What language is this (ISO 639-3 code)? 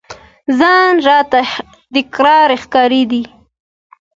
pus